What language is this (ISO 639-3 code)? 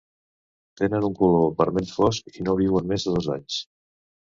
cat